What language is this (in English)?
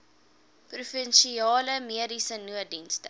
Afrikaans